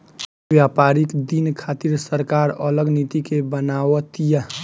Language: Bhojpuri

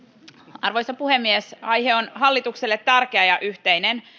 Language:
Finnish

